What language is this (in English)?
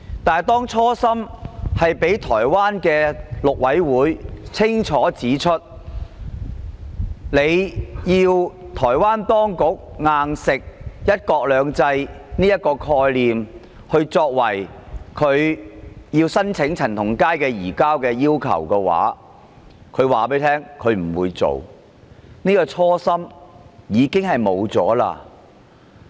Cantonese